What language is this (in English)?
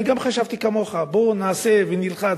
Hebrew